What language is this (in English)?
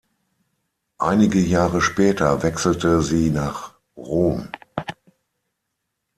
German